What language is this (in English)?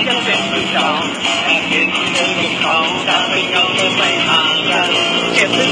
Thai